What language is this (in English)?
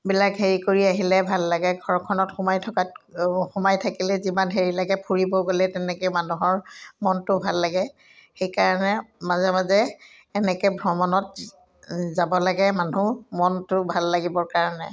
Assamese